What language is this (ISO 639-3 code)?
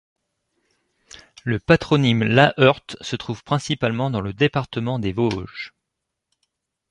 fra